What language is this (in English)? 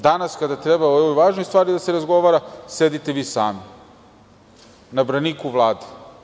Serbian